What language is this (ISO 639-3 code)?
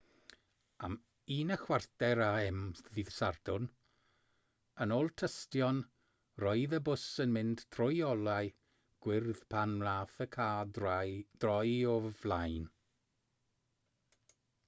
cym